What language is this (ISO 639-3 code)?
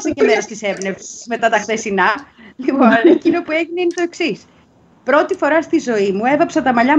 ell